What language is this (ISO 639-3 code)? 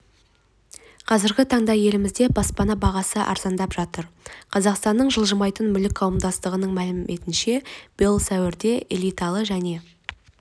kaz